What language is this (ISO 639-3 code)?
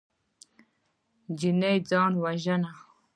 pus